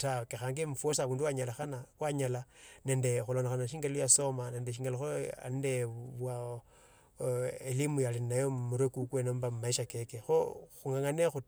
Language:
Tsotso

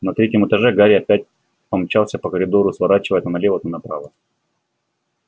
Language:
Russian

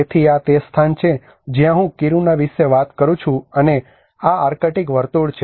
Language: Gujarati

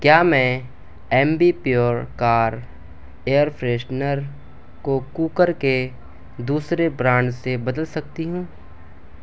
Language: Urdu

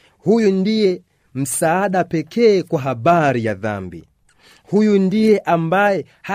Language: Swahili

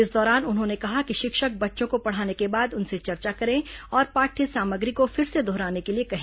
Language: Hindi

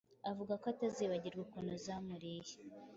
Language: Kinyarwanda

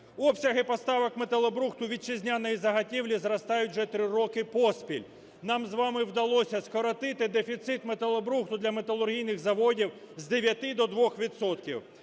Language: Ukrainian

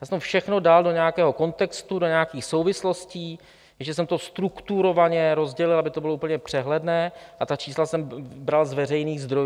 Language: Czech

